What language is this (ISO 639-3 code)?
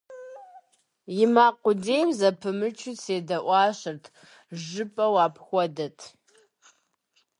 kbd